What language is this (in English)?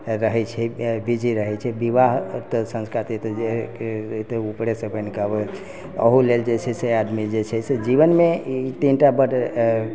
Maithili